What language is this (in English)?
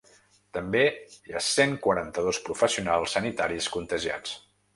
Catalan